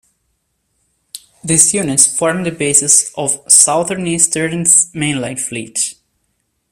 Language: English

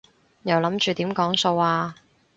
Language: Cantonese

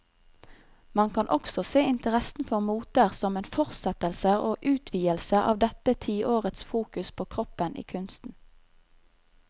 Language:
Norwegian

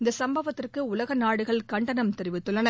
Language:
Tamil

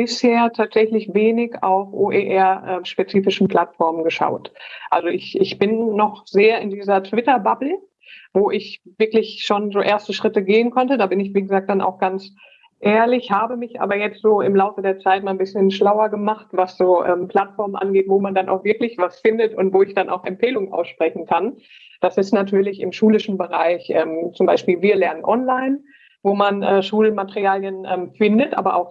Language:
German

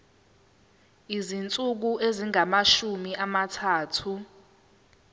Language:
Zulu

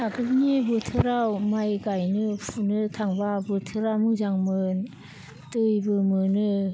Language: Bodo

